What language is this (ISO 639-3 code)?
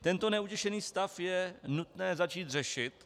ces